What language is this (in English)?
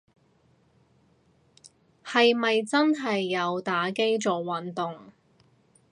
Cantonese